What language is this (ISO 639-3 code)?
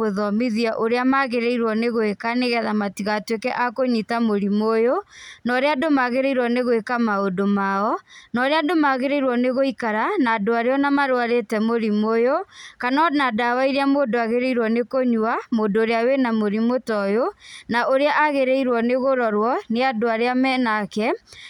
kik